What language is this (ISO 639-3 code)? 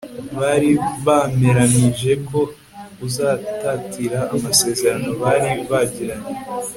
kin